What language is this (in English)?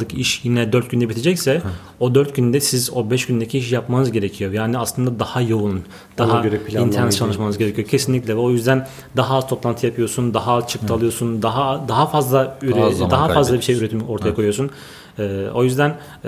Turkish